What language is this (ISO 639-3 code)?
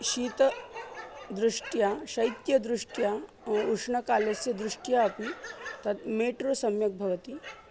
san